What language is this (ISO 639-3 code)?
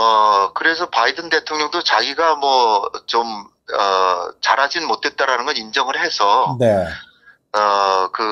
kor